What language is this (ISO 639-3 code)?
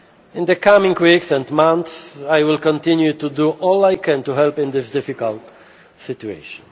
eng